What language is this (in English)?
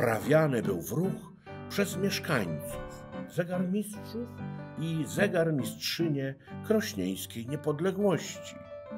Polish